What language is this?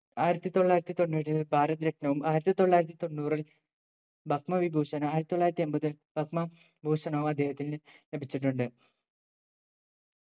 Malayalam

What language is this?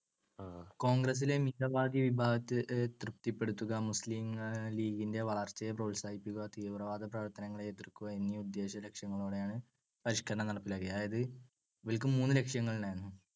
Malayalam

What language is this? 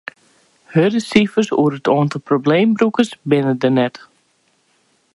Western Frisian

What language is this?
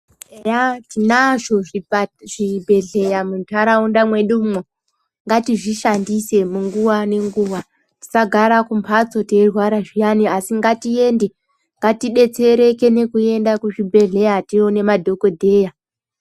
Ndau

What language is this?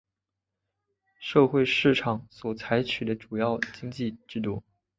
Chinese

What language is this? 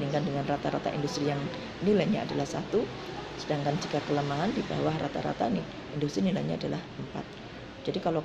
Indonesian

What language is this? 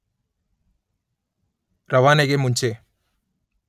Kannada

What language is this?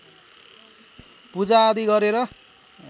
Nepali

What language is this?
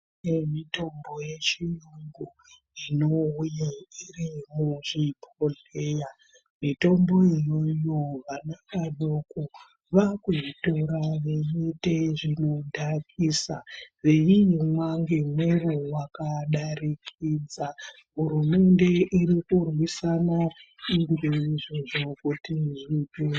Ndau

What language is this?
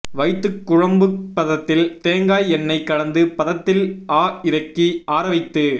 Tamil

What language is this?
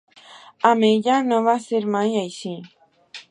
Catalan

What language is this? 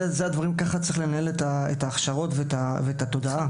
Hebrew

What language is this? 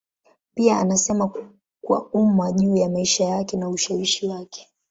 Swahili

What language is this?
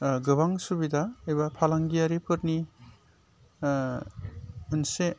Bodo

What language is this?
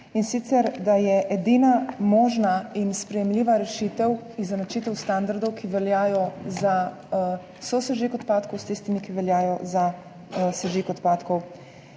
Slovenian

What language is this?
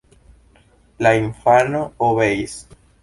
Esperanto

